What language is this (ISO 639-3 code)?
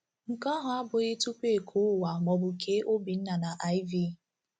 ibo